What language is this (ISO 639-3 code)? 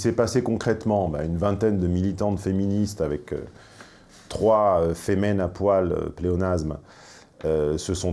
fra